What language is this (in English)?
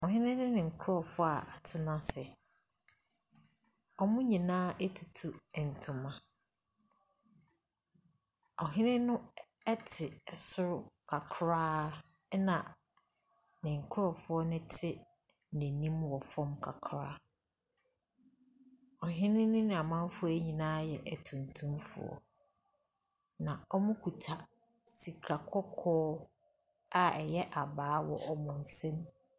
Akan